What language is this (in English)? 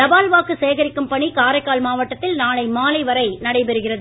Tamil